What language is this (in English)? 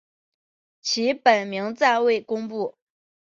Chinese